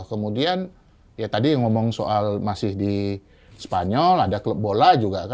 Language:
Indonesian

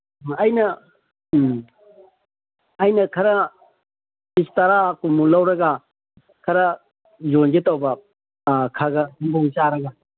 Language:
Manipuri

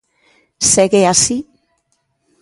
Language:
Galician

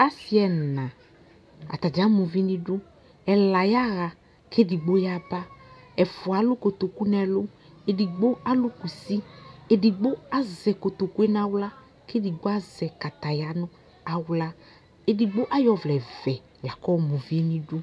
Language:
Ikposo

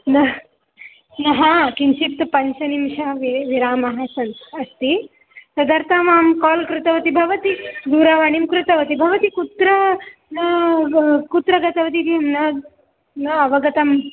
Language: Sanskrit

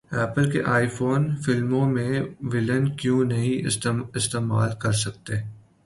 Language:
Urdu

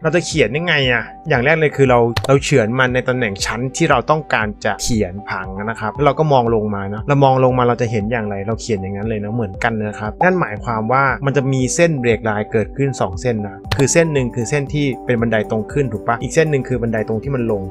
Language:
Thai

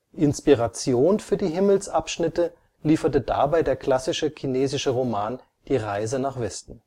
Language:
German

